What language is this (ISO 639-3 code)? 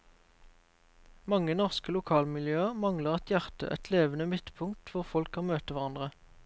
nor